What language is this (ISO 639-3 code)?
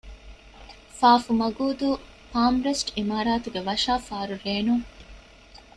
div